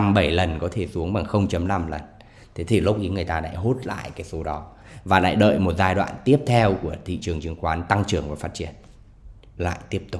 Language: Vietnamese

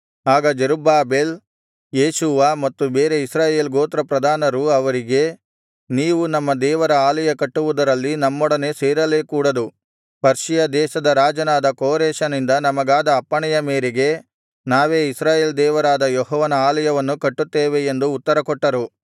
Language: Kannada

